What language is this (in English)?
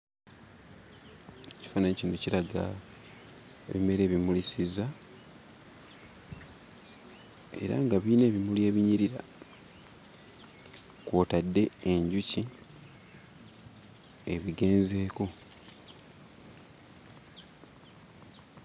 Ganda